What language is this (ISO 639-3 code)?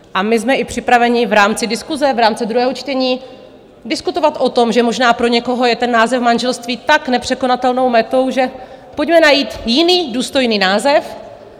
ces